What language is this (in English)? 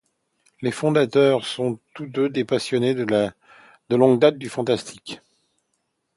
French